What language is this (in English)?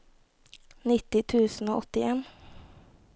Norwegian